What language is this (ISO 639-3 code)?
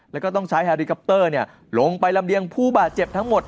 tha